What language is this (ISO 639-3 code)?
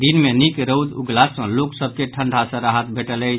mai